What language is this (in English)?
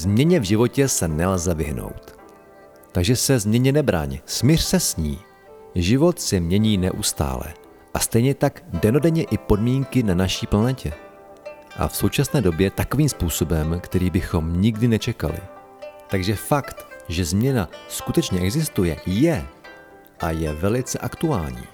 Czech